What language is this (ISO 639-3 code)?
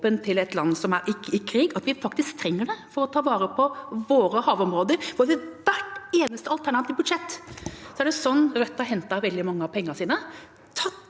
nor